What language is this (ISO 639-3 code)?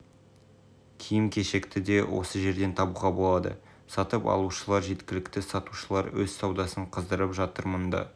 kaz